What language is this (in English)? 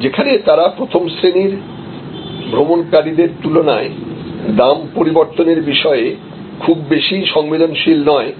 Bangla